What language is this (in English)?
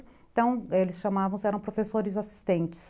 Portuguese